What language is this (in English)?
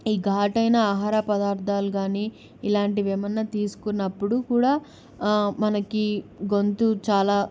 Telugu